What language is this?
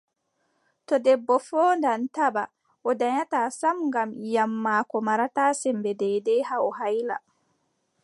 Adamawa Fulfulde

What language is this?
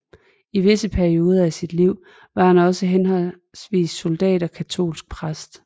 Danish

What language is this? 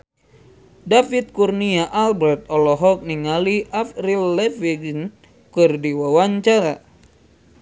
Sundanese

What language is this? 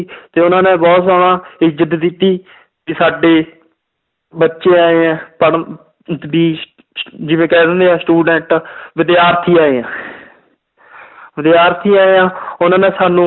Punjabi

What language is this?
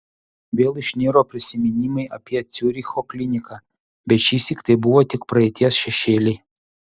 Lithuanian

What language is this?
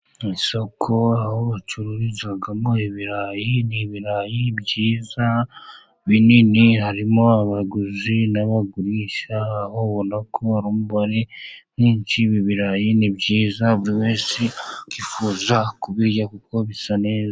Kinyarwanda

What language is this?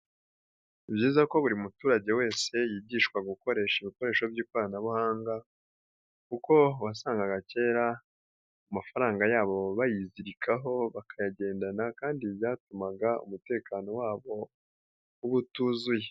Kinyarwanda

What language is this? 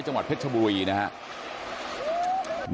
Thai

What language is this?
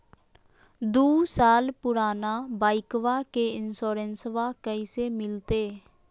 Magahi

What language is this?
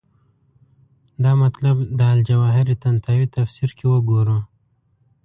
Pashto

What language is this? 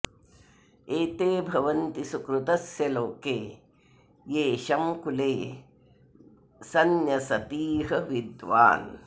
Sanskrit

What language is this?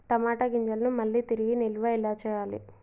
Telugu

